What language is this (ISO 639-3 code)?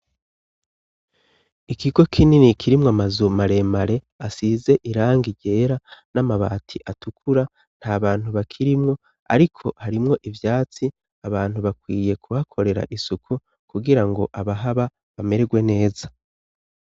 run